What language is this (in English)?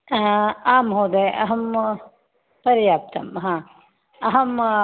Sanskrit